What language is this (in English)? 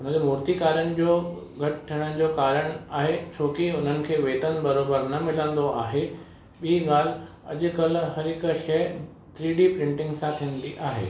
Sindhi